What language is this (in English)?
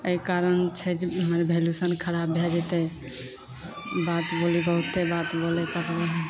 Maithili